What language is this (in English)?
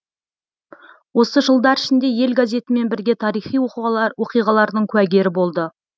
Kazakh